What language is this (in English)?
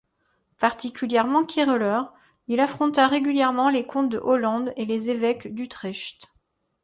French